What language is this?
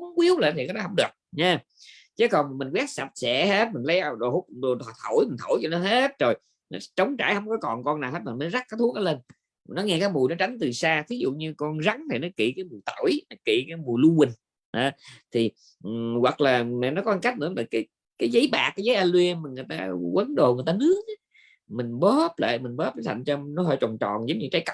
Vietnamese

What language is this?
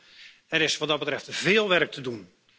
Dutch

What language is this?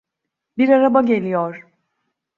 Turkish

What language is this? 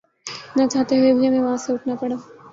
Urdu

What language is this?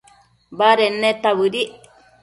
Matsés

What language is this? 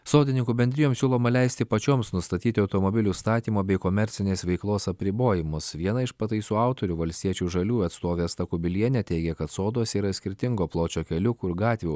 Lithuanian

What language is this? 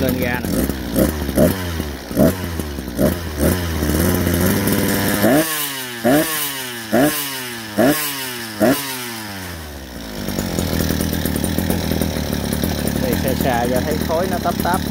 Vietnamese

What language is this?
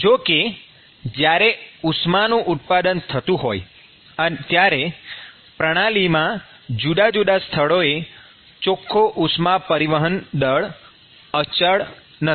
Gujarati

